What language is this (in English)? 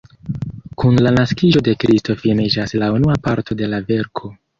Esperanto